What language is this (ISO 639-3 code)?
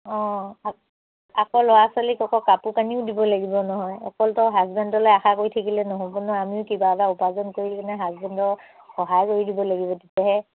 asm